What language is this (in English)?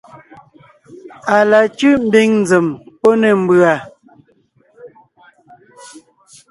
Ngiemboon